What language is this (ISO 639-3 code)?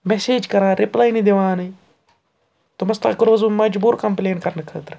kas